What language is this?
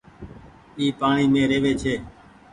Goaria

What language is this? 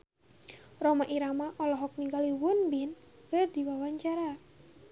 Sundanese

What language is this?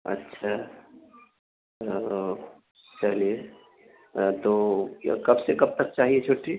Urdu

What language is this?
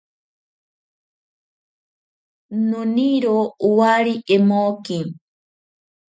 Ashéninka Perené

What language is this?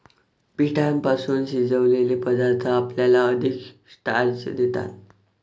Marathi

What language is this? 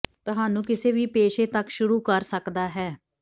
Punjabi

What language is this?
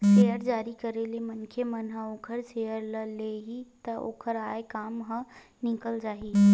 Chhattisgarhi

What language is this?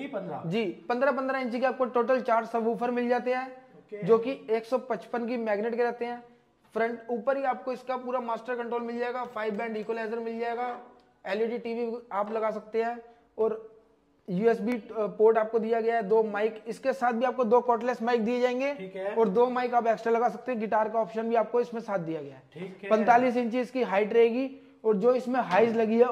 Hindi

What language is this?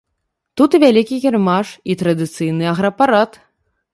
Belarusian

